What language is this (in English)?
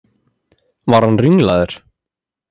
Icelandic